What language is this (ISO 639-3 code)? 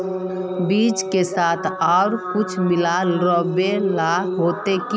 mag